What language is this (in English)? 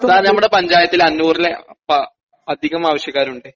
Malayalam